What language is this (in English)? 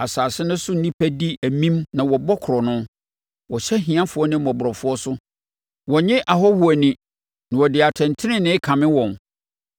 Akan